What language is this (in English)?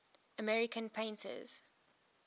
English